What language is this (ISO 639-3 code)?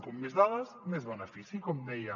cat